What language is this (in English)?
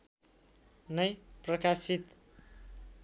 Nepali